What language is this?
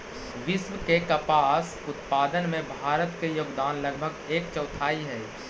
Magahi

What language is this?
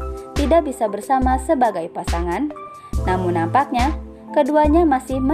Indonesian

